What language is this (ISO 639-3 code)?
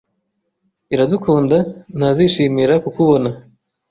kin